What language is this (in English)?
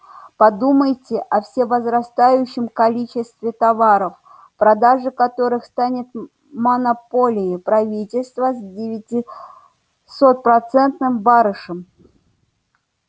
Russian